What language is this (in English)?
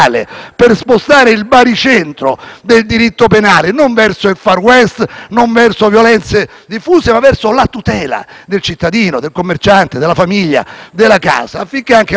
Italian